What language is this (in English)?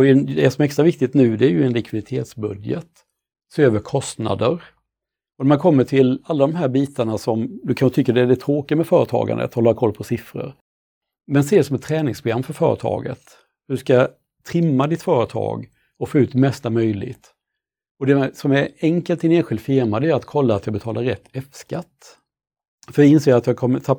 Swedish